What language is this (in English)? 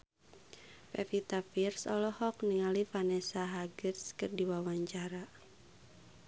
Sundanese